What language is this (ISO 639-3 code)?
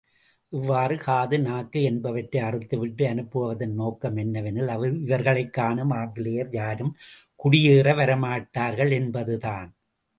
tam